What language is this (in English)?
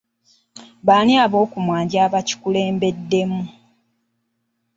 Ganda